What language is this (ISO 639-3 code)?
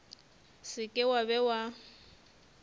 nso